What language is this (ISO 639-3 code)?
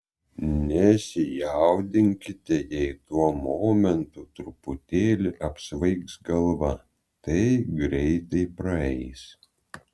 lit